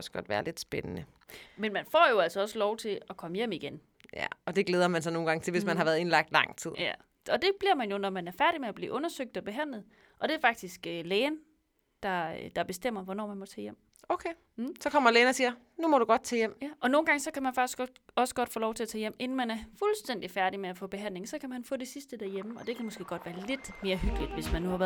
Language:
Danish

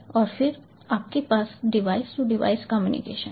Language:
Hindi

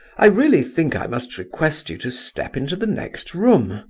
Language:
English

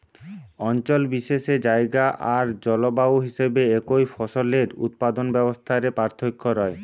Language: Bangla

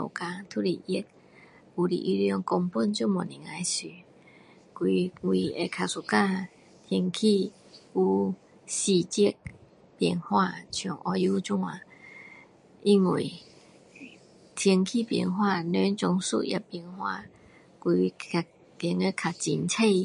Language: Min Dong Chinese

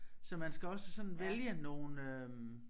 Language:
Danish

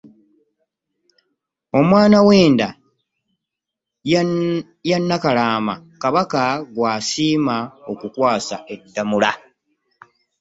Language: Ganda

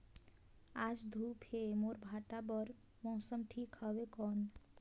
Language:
Chhattisgarhi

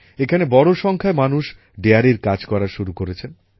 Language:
Bangla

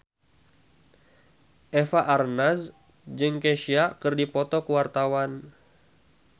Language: Sundanese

